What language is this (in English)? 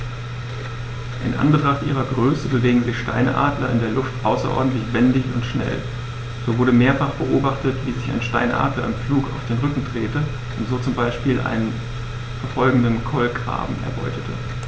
German